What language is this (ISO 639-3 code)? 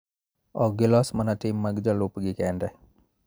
luo